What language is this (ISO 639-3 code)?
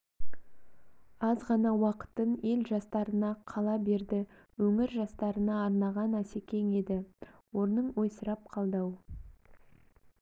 kaz